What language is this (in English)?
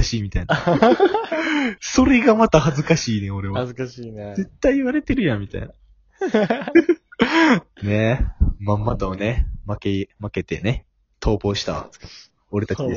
Japanese